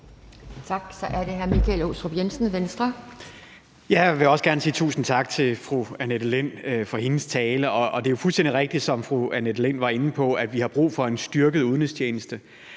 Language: Danish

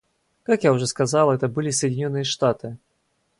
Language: Russian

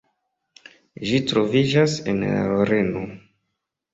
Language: Esperanto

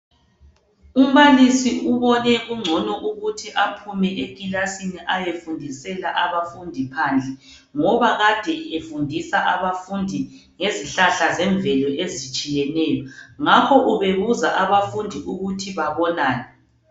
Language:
North Ndebele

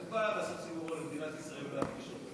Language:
Hebrew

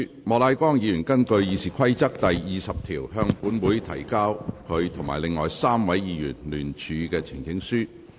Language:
Cantonese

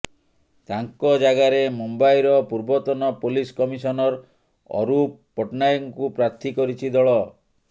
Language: Odia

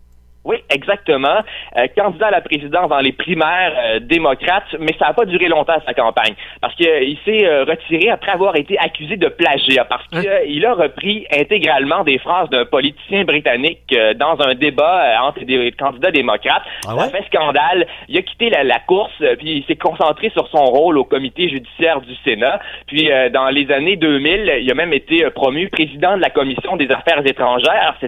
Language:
French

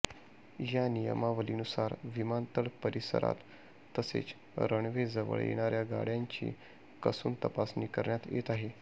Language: Marathi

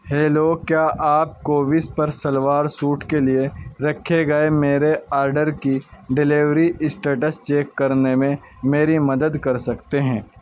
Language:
Urdu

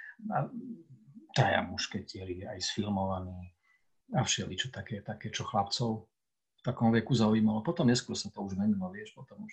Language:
Slovak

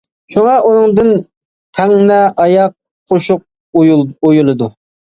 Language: Uyghur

